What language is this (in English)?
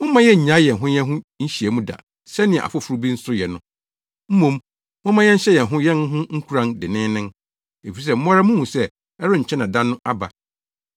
Akan